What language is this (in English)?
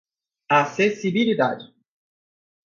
Portuguese